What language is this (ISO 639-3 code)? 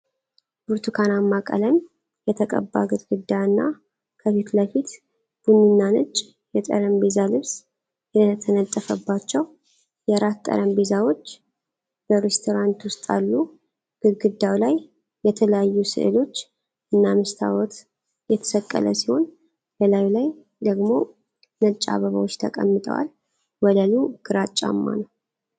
amh